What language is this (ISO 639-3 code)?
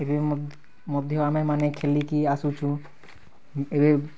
ori